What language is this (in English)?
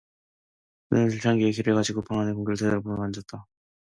Korean